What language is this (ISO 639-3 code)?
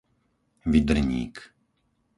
slk